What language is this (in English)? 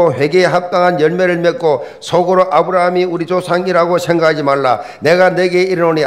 Korean